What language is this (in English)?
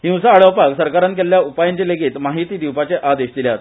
Konkani